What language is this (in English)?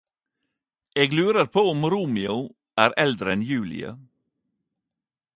Norwegian Nynorsk